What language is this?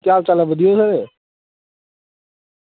Dogri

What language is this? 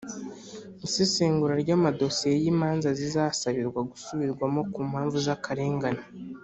Kinyarwanda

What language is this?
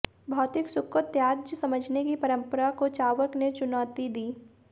Hindi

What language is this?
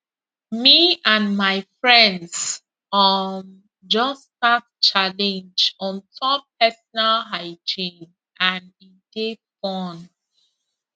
Nigerian Pidgin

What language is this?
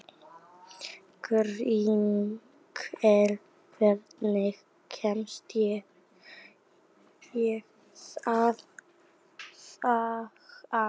Icelandic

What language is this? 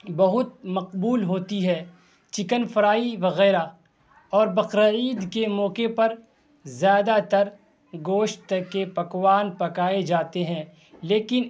Urdu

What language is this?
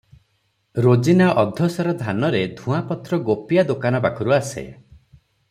Odia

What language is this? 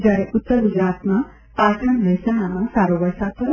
Gujarati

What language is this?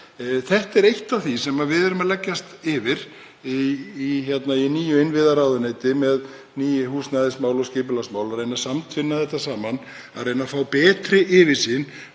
Icelandic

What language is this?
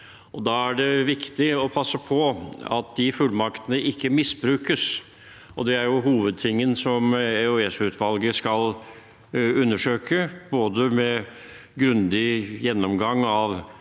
Norwegian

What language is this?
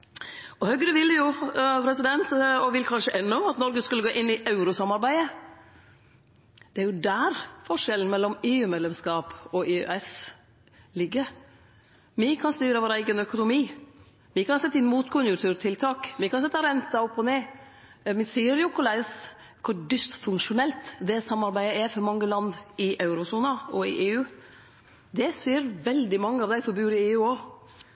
Norwegian Nynorsk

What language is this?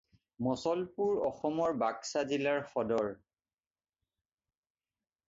Assamese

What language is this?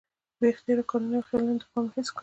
Pashto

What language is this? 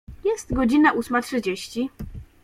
Polish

